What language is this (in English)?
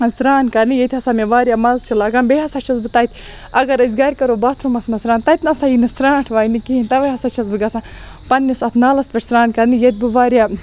Kashmiri